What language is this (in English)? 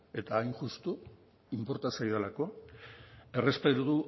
Basque